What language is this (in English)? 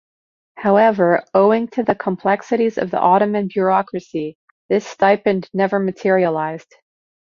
English